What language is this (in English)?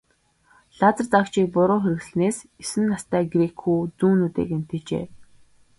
Mongolian